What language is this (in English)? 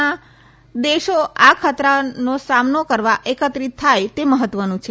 Gujarati